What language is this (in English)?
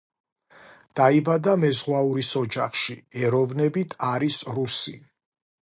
Georgian